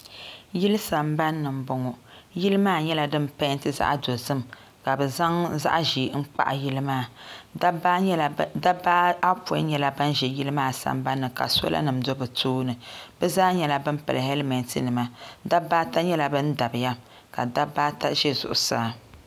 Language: Dagbani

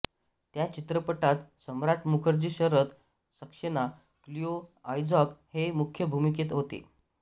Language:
Marathi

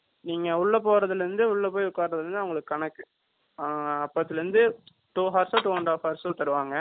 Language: Tamil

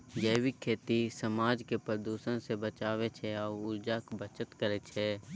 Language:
Maithili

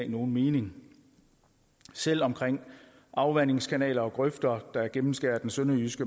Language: Danish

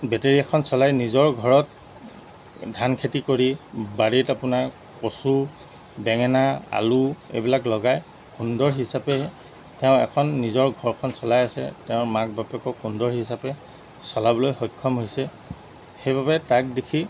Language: Assamese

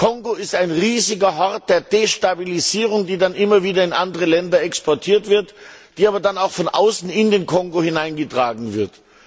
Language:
German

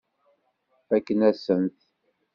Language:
Kabyle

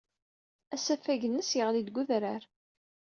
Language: Kabyle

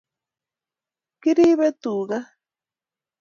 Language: Kalenjin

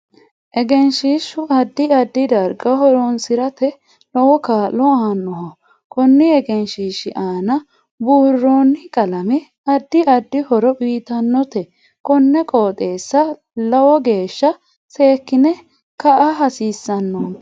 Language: Sidamo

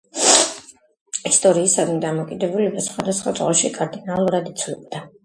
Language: Georgian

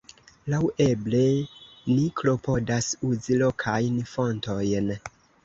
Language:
Esperanto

